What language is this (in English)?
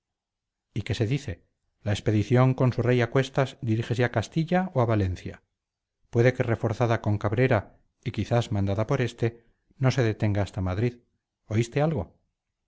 Spanish